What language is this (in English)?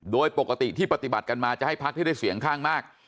Thai